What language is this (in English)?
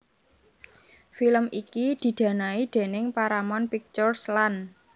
Javanese